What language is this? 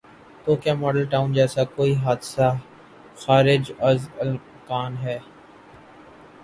Urdu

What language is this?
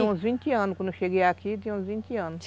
Portuguese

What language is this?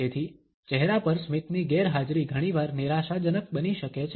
Gujarati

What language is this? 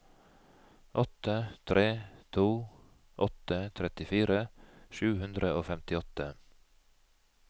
Norwegian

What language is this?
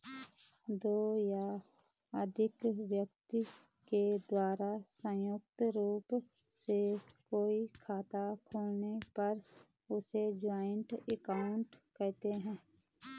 Hindi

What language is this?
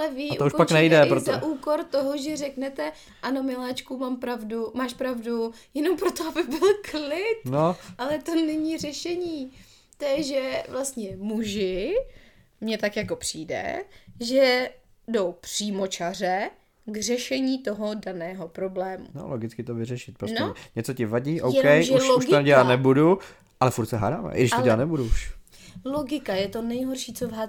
Czech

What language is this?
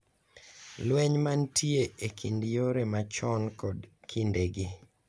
Luo (Kenya and Tanzania)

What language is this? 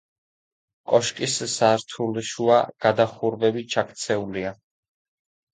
Georgian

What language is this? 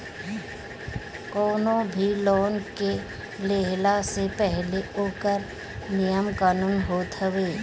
Bhojpuri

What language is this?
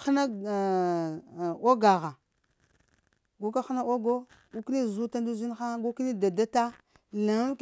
Lamang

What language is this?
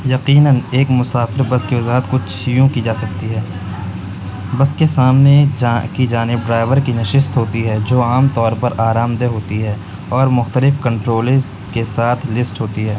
Urdu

